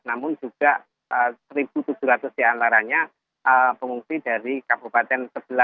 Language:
Indonesian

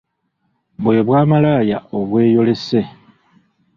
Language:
Ganda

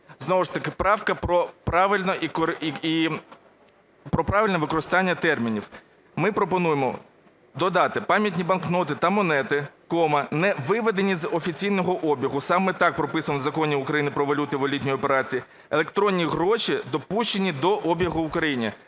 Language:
Ukrainian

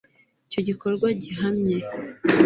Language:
Kinyarwanda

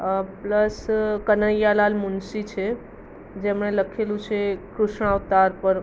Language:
Gujarati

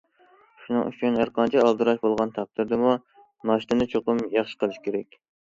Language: Uyghur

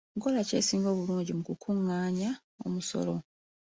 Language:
Ganda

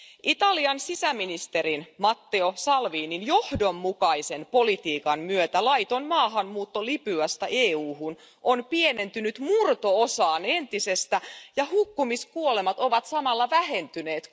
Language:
Finnish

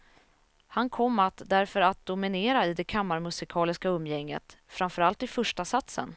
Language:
Swedish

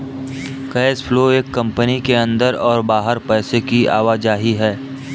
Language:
Hindi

